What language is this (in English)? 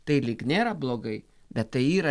Lithuanian